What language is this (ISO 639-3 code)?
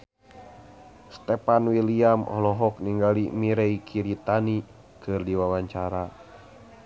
sun